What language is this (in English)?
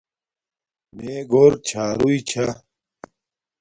Domaaki